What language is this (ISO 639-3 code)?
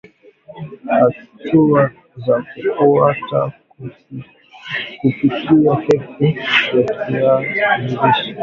swa